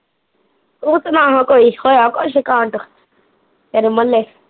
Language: Punjabi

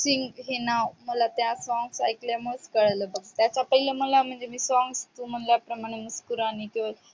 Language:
Marathi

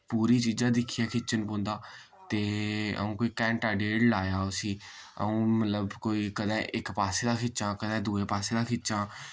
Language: Dogri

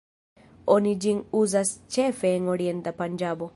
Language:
Esperanto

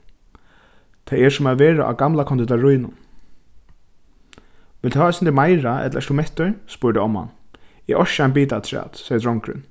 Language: Faroese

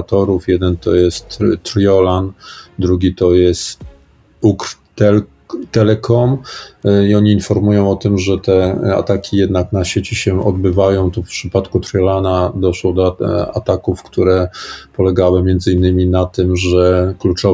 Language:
Polish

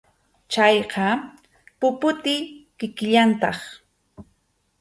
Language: Arequipa-La Unión Quechua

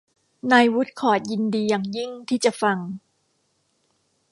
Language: Thai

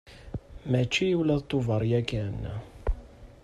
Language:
Kabyle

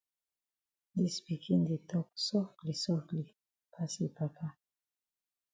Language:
Cameroon Pidgin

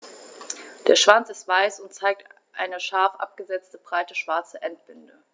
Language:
German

